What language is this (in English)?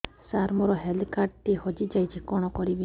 Odia